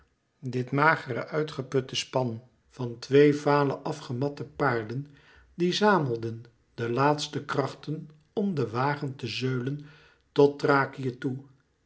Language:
Dutch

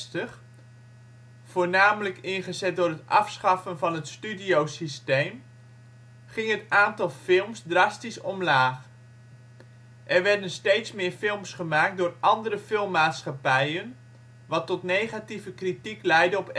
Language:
Dutch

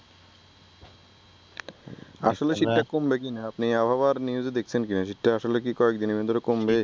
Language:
Bangla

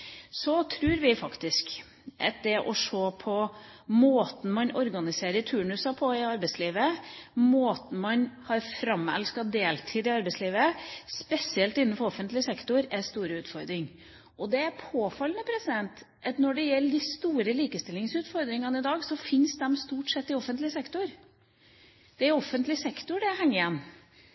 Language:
Norwegian Bokmål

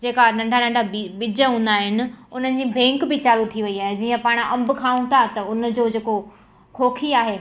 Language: Sindhi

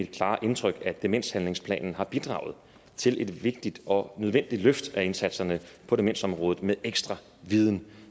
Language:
Danish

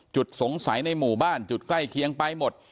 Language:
Thai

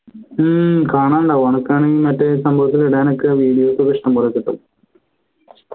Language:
Malayalam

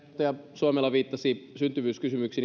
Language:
Finnish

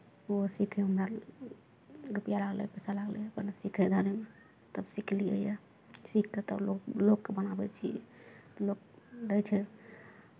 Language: Maithili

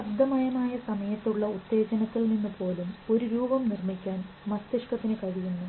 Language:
Malayalam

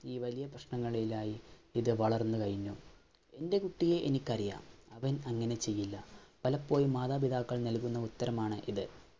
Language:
Malayalam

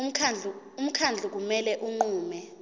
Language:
Zulu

